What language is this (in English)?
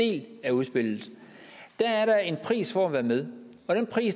Danish